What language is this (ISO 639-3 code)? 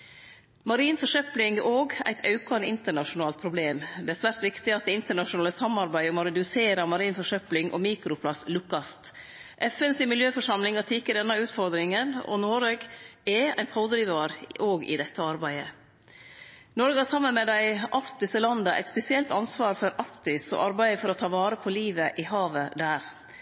nno